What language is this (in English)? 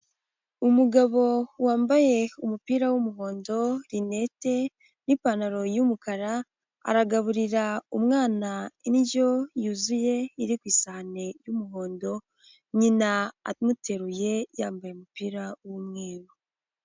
Kinyarwanda